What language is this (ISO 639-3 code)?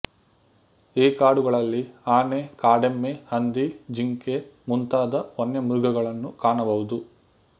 kan